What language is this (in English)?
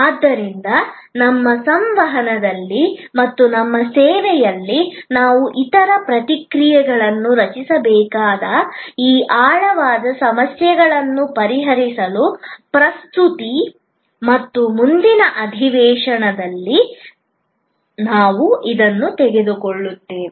Kannada